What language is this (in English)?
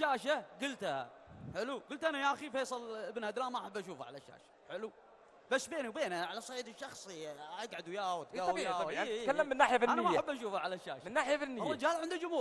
Arabic